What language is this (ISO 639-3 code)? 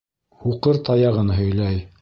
bak